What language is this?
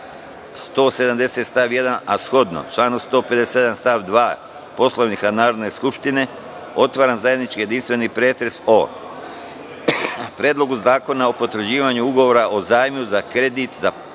Serbian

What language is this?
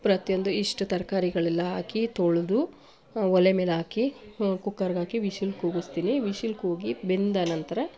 Kannada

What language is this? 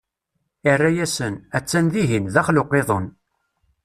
Kabyle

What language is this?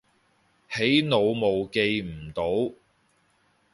Cantonese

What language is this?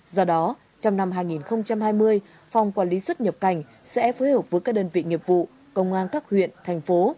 Vietnamese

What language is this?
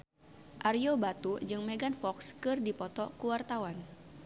Sundanese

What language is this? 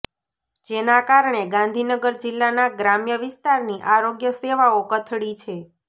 Gujarati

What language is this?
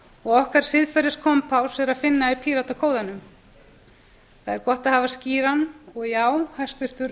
Icelandic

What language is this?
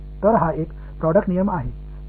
Tamil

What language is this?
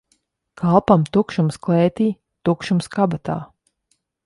Latvian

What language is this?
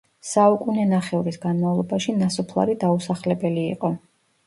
Georgian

